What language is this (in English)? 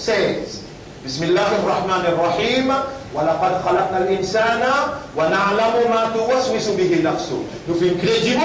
French